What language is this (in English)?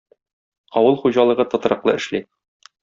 Tatar